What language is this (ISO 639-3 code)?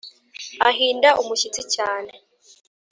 kin